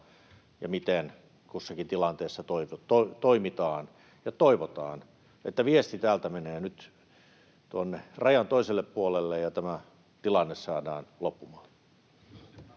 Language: Finnish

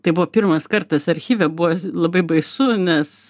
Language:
Lithuanian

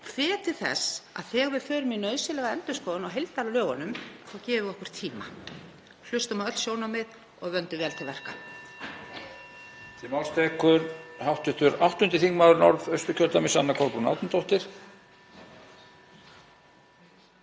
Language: Icelandic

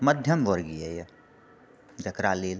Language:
Maithili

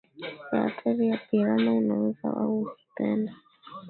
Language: Swahili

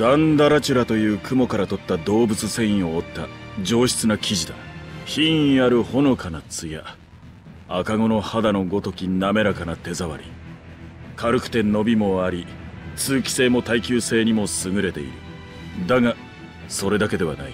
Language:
Japanese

